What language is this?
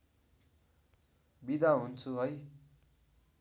Nepali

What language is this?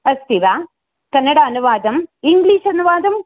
Sanskrit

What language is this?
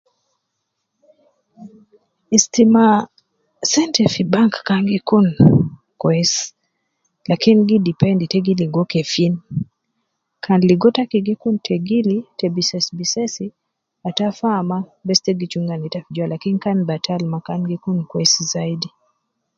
Nubi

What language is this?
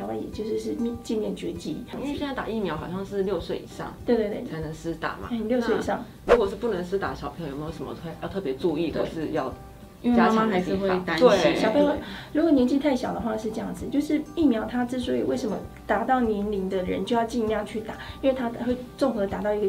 Chinese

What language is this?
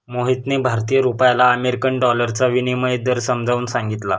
Marathi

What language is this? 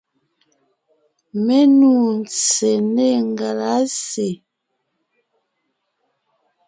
Ngiemboon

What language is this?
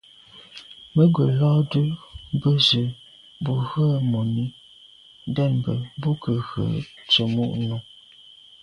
Medumba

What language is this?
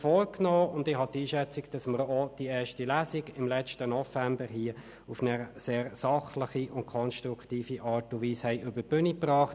Swiss German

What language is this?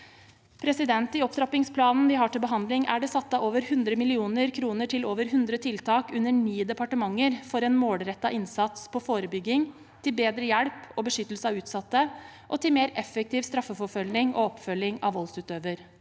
Norwegian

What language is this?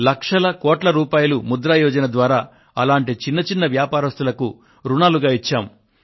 Telugu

